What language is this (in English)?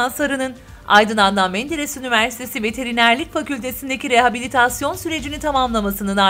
Turkish